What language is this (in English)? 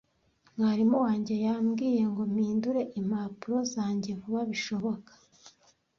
Kinyarwanda